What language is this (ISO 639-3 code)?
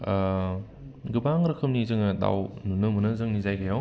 brx